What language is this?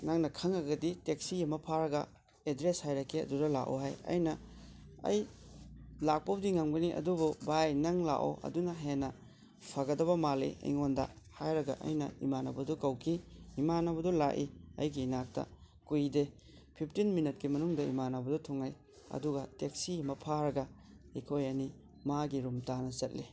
Manipuri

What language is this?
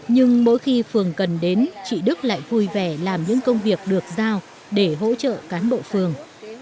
Vietnamese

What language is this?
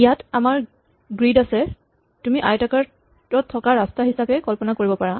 Assamese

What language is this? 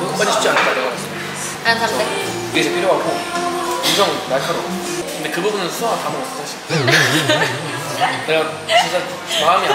Korean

